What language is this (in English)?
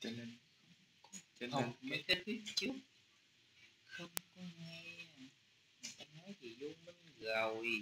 Vietnamese